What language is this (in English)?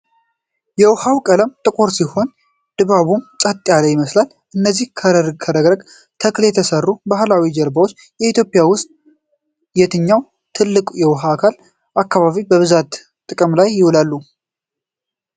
Amharic